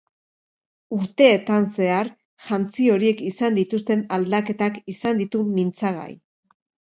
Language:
Basque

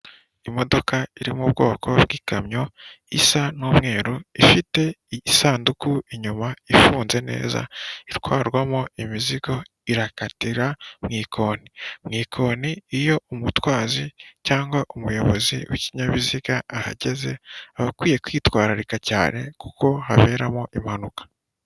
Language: Kinyarwanda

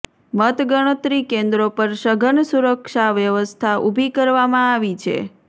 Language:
Gujarati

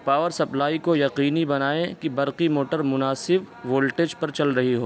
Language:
Urdu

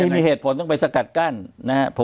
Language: Thai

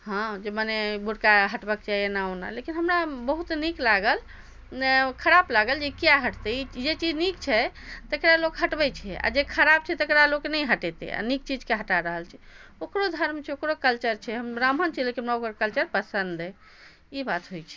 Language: Maithili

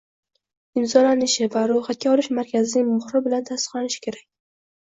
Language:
Uzbek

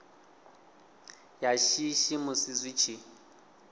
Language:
Venda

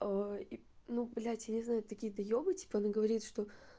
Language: Russian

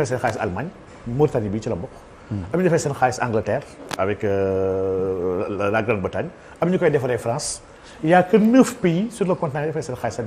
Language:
French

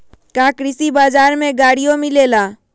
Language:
Magahi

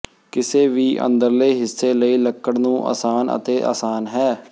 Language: Punjabi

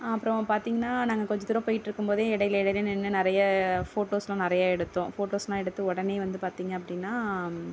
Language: Tamil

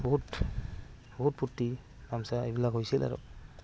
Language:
Assamese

